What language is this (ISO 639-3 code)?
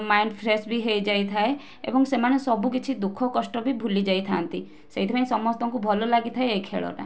ori